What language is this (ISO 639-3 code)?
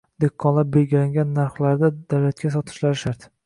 uzb